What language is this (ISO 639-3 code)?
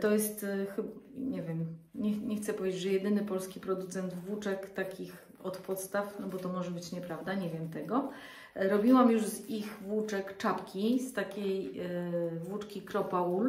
pol